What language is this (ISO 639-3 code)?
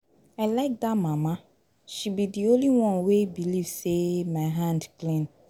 pcm